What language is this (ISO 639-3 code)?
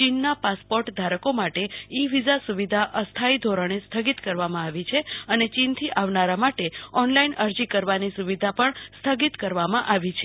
guj